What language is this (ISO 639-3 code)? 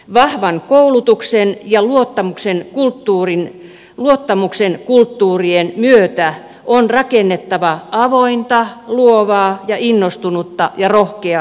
fin